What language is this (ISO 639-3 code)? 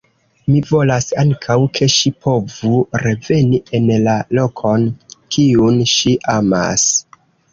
epo